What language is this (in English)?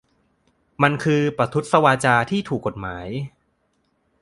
Thai